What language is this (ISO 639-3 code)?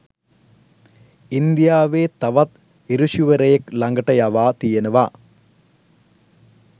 sin